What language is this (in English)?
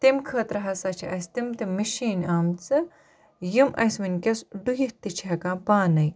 Kashmiri